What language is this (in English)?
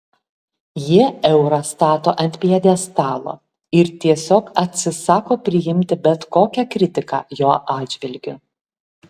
Lithuanian